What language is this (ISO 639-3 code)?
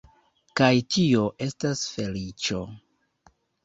epo